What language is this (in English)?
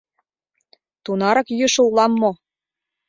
Mari